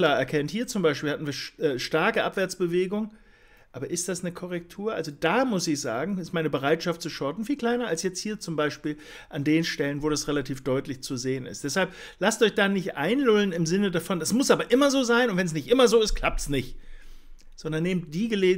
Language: German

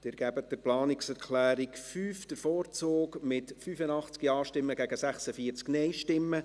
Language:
Swiss German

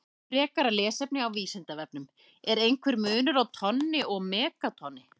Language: Icelandic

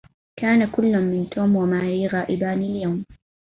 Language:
Arabic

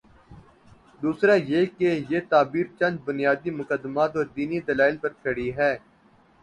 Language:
Urdu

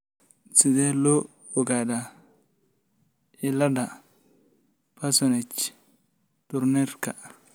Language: Somali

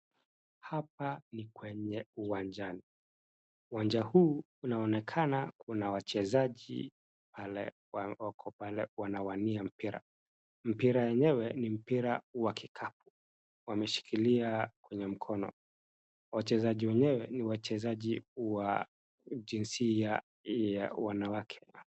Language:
Swahili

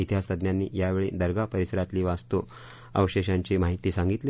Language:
Marathi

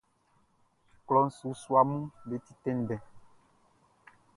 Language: Baoulé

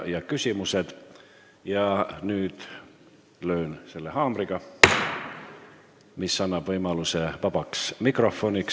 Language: Estonian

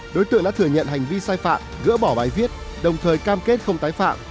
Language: Vietnamese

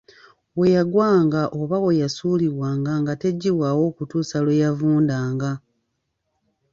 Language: Ganda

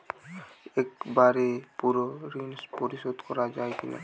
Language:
Bangla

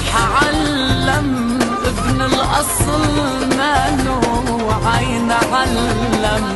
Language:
Arabic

